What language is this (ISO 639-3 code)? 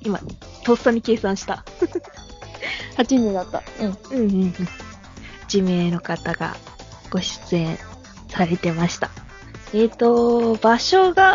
jpn